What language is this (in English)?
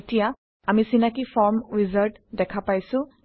Assamese